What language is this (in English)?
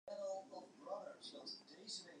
Western Frisian